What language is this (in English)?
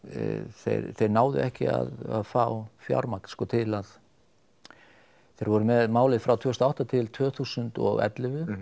Icelandic